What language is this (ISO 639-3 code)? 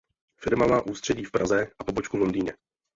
ces